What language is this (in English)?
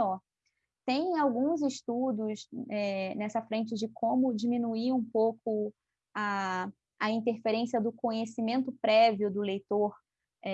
Portuguese